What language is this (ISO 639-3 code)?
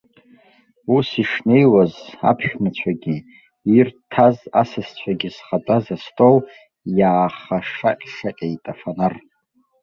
abk